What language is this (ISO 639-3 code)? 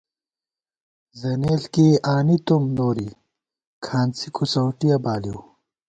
gwt